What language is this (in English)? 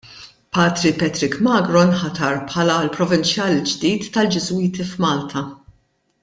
Maltese